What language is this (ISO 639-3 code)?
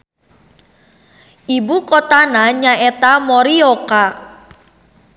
sun